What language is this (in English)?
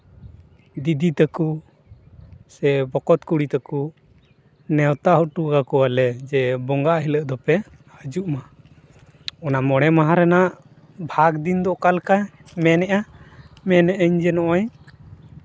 Santali